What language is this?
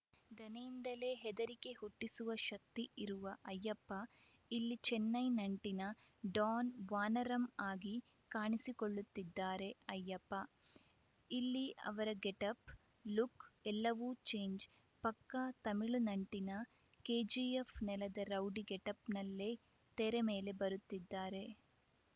Kannada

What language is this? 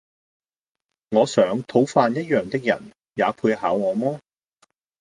Cantonese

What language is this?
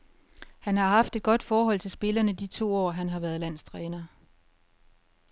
Danish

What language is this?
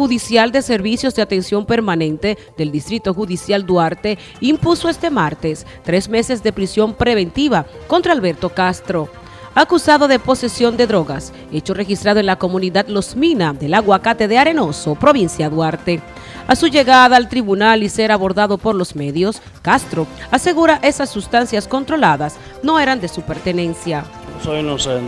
Spanish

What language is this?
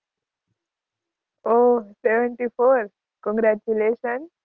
Gujarati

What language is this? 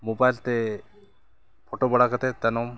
Santali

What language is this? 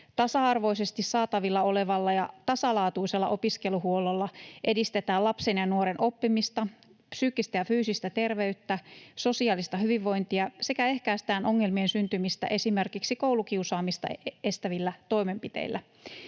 Finnish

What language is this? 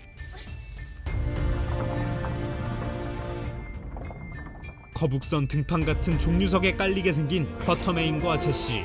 Korean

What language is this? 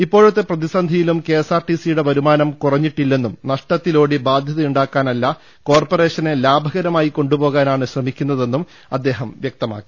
Malayalam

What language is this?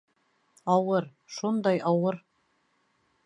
Bashkir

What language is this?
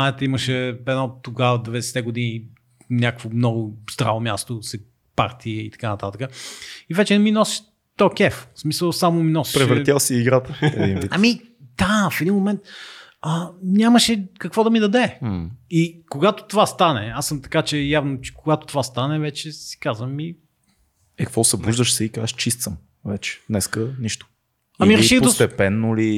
Bulgarian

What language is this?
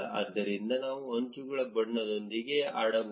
Kannada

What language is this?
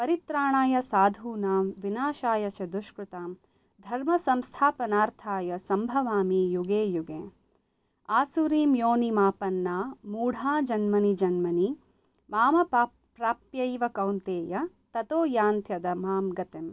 Sanskrit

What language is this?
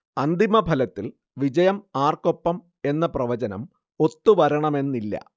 Malayalam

